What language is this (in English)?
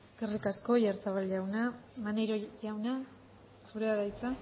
Basque